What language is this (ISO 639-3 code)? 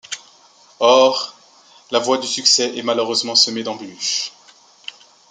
fra